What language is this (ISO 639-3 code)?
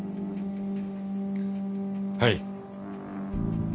jpn